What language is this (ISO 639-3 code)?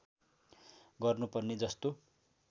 nep